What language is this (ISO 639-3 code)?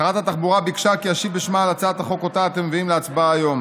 heb